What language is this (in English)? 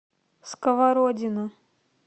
Russian